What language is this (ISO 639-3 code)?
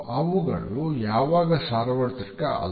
kan